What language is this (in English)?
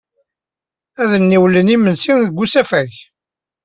Kabyle